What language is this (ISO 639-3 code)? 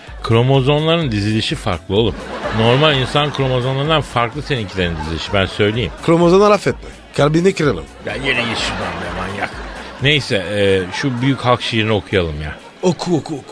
tur